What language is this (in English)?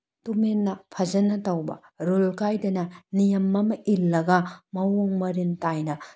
Manipuri